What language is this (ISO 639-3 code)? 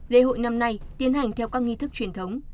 vie